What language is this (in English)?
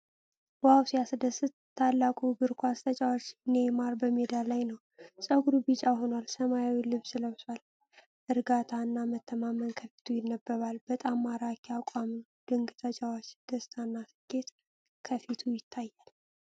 Amharic